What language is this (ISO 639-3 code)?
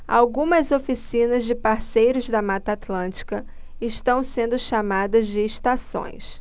por